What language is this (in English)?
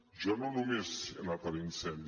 Catalan